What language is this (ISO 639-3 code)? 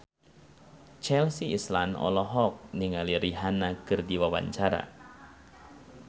sun